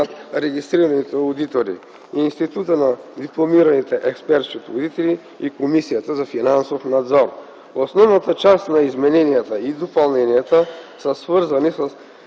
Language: Bulgarian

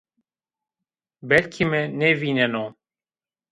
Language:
Zaza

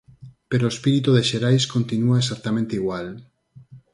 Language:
Galician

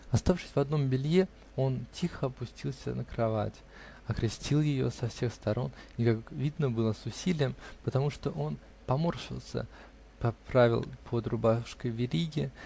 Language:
Russian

